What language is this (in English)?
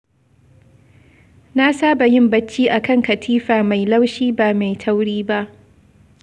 Hausa